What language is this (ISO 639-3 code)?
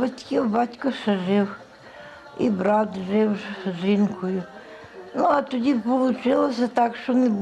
ukr